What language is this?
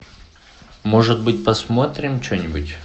Russian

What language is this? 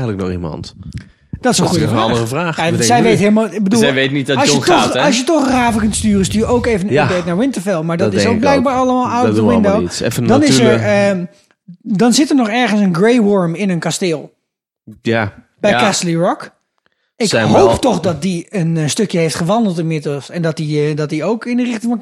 Dutch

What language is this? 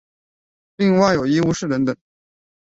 Chinese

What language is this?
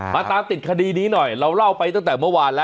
Thai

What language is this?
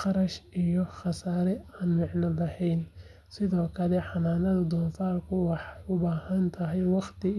Somali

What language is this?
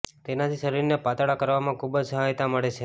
Gujarati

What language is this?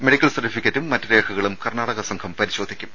Malayalam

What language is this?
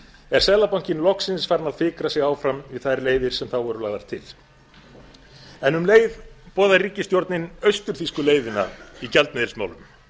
Icelandic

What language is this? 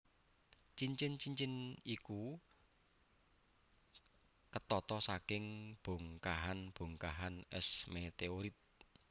Javanese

